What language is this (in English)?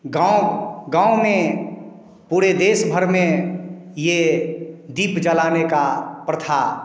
Hindi